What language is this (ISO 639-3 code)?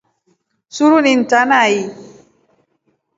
rof